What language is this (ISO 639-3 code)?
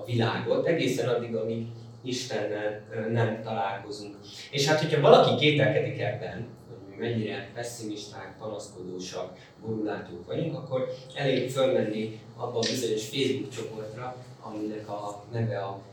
hun